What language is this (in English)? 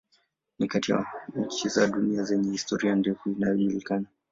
Swahili